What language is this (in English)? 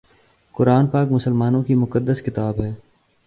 Urdu